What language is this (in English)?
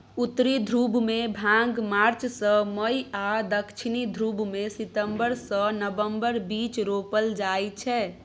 Maithili